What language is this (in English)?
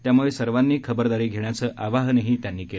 Marathi